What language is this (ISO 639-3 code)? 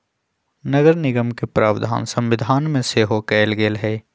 mag